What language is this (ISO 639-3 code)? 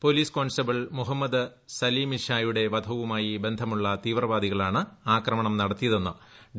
mal